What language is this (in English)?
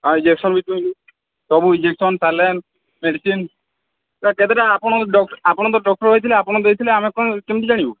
Odia